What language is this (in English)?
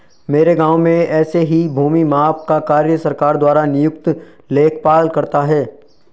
Hindi